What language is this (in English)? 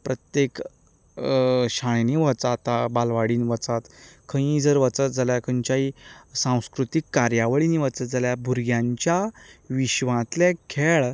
Konkani